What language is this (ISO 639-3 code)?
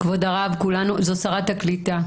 heb